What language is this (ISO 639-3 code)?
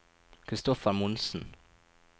nor